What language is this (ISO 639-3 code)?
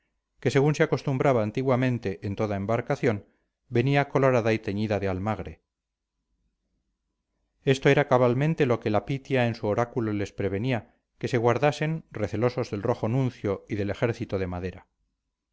spa